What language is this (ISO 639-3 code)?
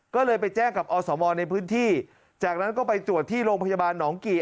tha